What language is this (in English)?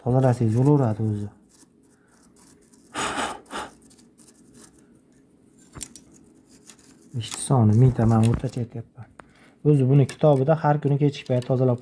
Turkish